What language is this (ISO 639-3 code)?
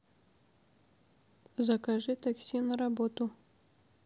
rus